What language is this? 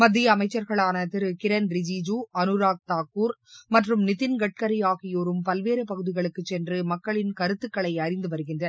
Tamil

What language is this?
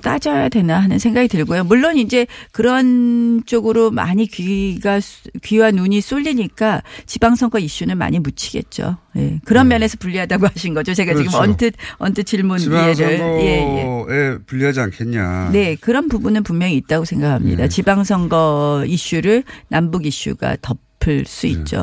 Korean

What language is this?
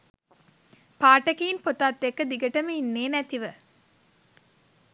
Sinhala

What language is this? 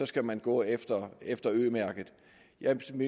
Danish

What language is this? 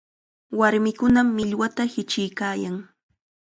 Chiquián Ancash Quechua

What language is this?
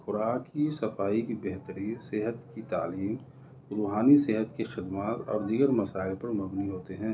Urdu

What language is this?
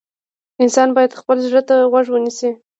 Pashto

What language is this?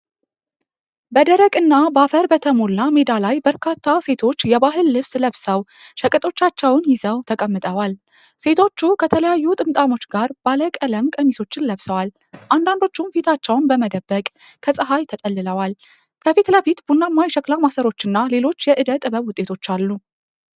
Amharic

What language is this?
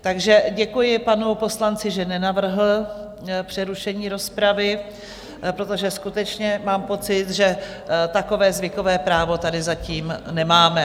Czech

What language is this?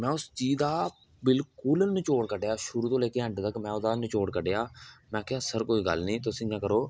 Dogri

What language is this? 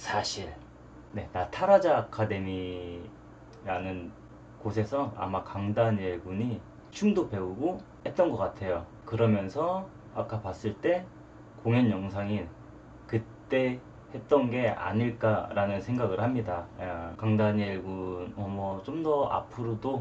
Korean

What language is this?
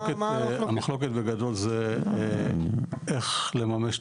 Hebrew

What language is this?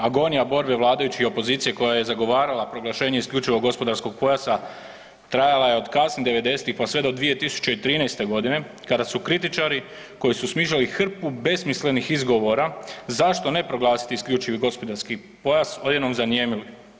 Croatian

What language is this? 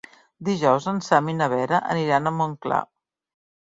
Catalan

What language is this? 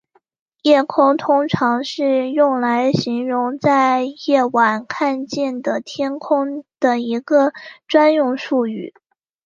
Chinese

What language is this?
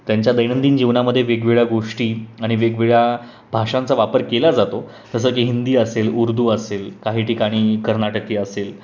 Marathi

